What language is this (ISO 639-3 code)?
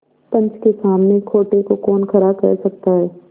hin